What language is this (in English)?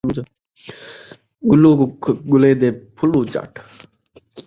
Saraiki